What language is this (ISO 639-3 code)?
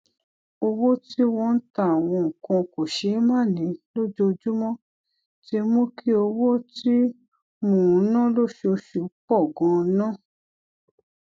yor